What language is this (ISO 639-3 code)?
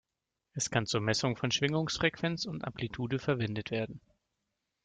deu